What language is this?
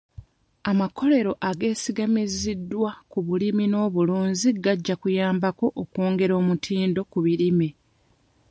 Ganda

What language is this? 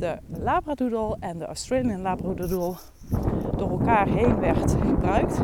Dutch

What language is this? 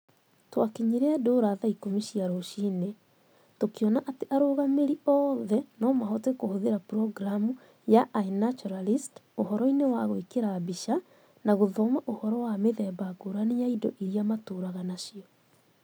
Kikuyu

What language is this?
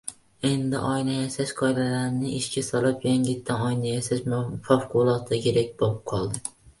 Uzbek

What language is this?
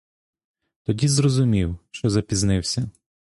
Ukrainian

